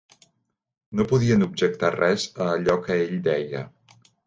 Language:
Catalan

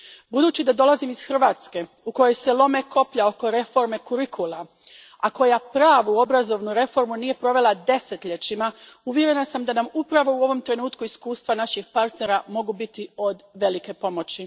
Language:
Croatian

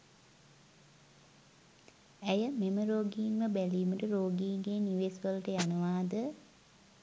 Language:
Sinhala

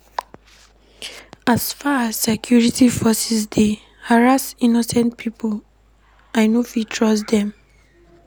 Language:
Nigerian Pidgin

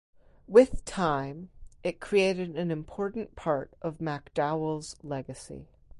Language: English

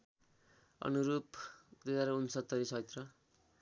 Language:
Nepali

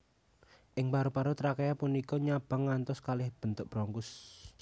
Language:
Javanese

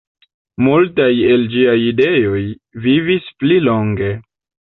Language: Esperanto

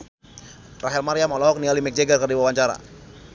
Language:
Sundanese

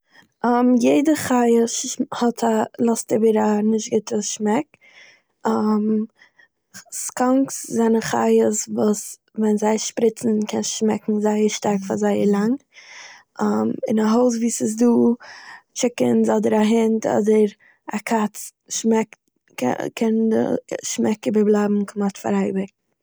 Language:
Yiddish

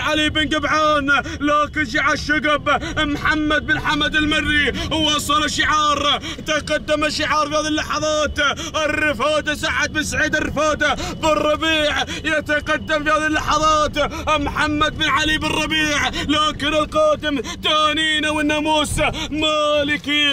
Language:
Arabic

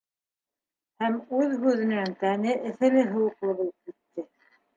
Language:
Bashkir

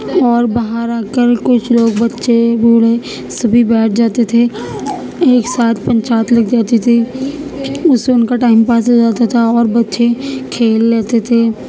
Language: Urdu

